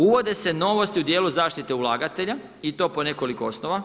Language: Croatian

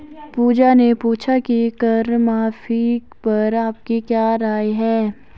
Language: Hindi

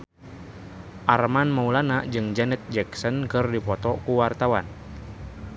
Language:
Sundanese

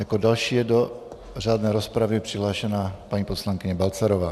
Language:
Czech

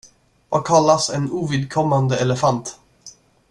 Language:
Swedish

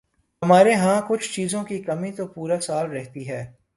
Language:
Urdu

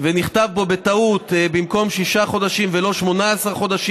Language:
Hebrew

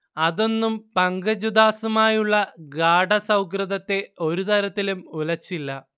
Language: Malayalam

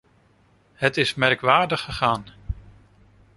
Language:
Dutch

